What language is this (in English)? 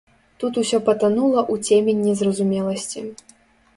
Belarusian